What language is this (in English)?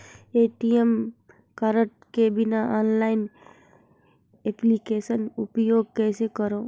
Chhattisgarhi